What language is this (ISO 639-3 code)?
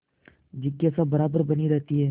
hin